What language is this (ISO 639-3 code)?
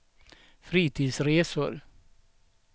swe